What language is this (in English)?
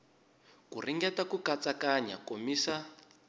Tsonga